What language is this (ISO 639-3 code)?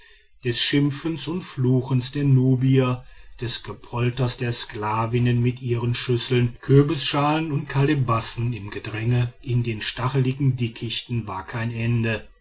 deu